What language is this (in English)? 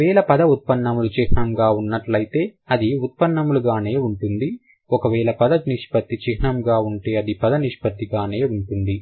Telugu